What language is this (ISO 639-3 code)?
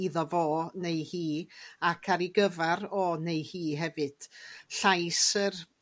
cym